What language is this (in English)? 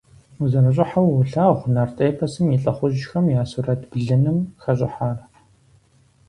Kabardian